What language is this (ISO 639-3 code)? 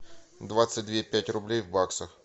rus